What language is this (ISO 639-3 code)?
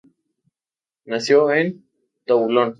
spa